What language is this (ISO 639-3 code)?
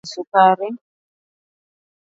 swa